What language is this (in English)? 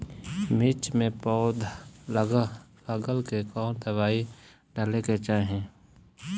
Bhojpuri